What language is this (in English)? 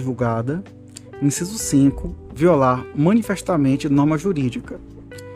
Portuguese